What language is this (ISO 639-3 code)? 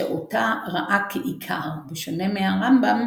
heb